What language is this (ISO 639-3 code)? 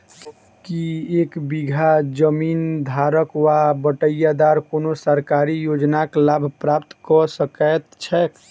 mai